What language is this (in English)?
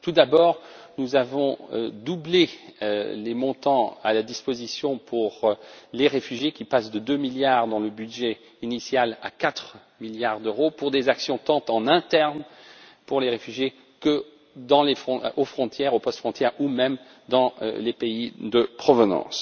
French